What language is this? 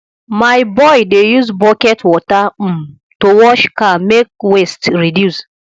Nigerian Pidgin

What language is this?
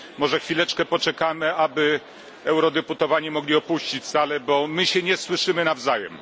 Polish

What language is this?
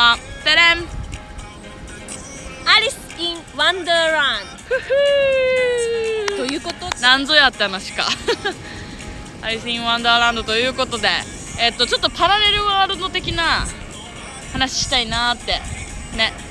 Japanese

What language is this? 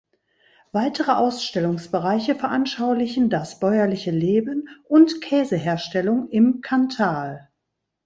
German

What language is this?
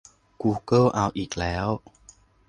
Thai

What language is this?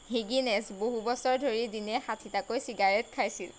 Assamese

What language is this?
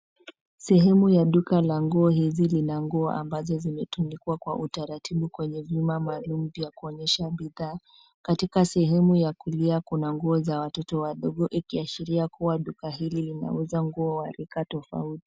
Swahili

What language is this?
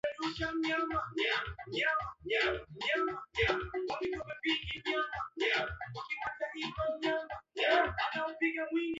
Swahili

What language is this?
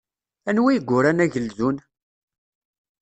Kabyle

